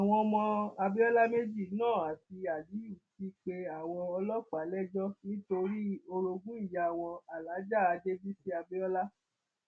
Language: Yoruba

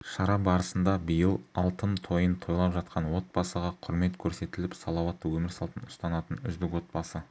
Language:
Kazakh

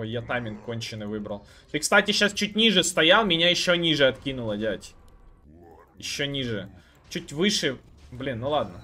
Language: Russian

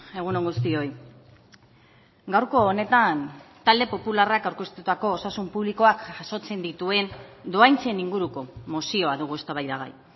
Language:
Basque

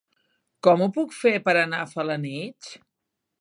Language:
Catalan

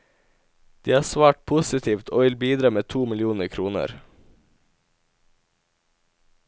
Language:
Norwegian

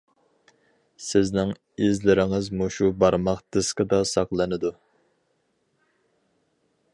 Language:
Uyghur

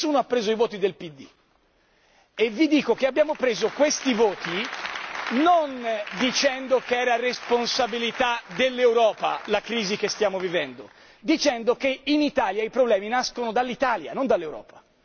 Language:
Italian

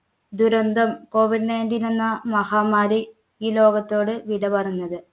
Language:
Malayalam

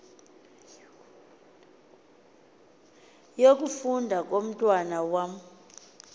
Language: Xhosa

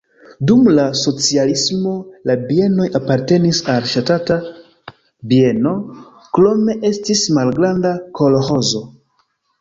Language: Esperanto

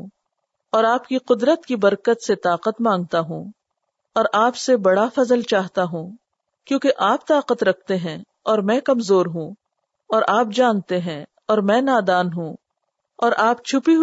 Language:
Urdu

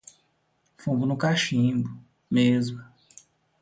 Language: Portuguese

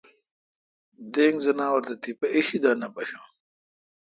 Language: Kalkoti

